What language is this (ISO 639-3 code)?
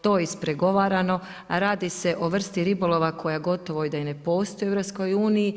hrv